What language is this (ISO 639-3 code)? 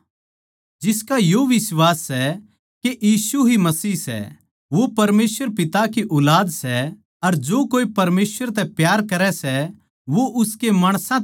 bgc